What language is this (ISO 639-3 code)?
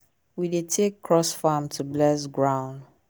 pcm